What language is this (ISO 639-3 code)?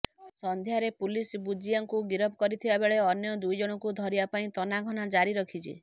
ori